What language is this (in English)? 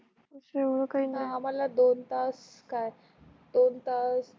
Marathi